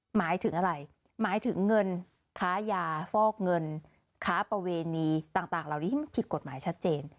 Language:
Thai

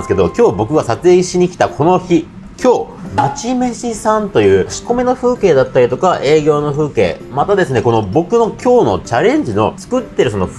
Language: Japanese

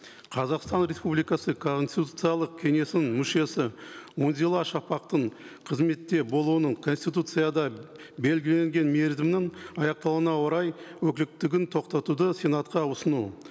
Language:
Kazakh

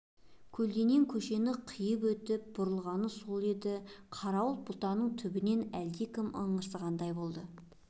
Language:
Kazakh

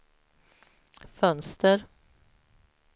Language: Swedish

